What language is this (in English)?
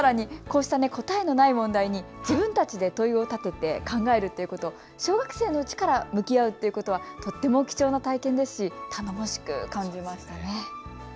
Japanese